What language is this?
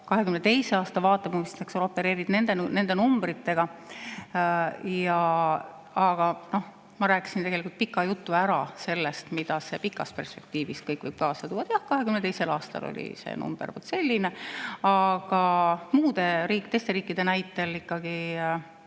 Estonian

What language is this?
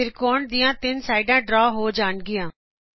Punjabi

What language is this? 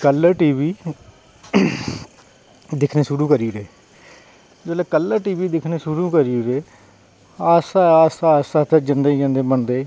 Dogri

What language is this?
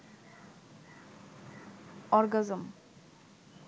Bangla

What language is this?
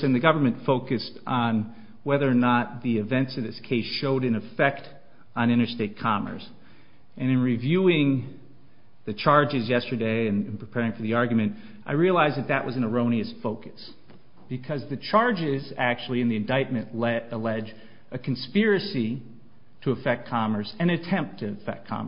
English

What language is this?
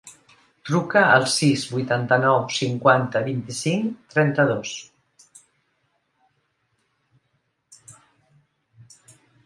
Catalan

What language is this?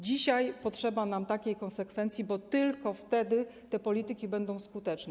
Polish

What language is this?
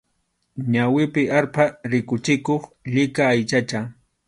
Arequipa-La Unión Quechua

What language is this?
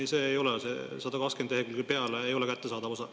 Estonian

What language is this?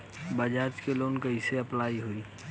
Bhojpuri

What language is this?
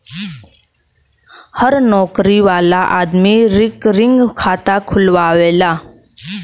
Bhojpuri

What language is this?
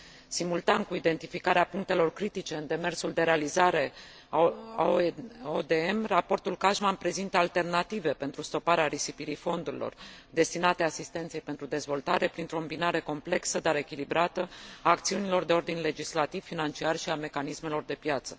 Romanian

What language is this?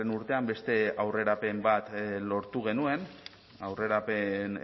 Basque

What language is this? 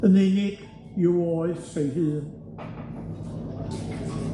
Welsh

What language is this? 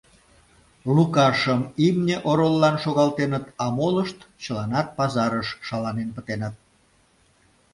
Mari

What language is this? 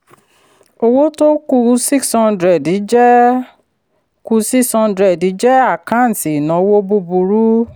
Yoruba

